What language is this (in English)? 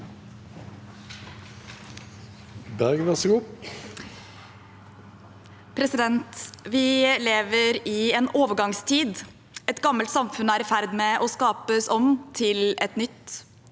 Norwegian